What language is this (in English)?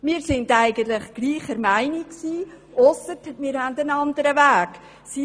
Swiss German